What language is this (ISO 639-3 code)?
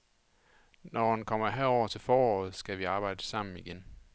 dan